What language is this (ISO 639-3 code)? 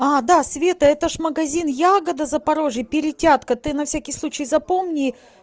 rus